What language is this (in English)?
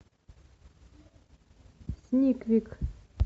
Russian